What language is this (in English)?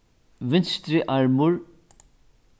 Faroese